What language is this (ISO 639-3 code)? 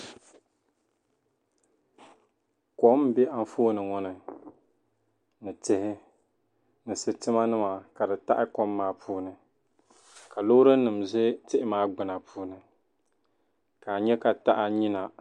dag